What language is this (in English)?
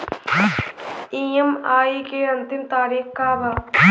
Bhojpuri